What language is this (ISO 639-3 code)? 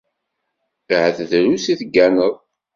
kab